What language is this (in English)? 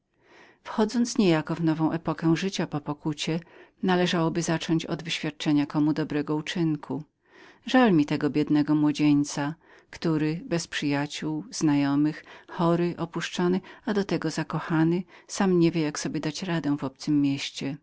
Polish